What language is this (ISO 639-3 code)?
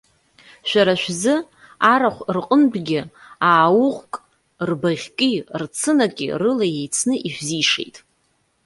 abk